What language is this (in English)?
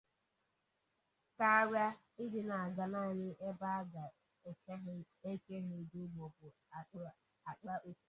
Igbo